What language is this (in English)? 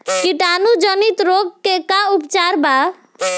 Bhojpuri